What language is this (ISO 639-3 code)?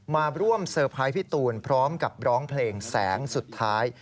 tha